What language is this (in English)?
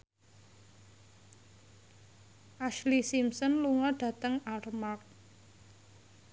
Javanese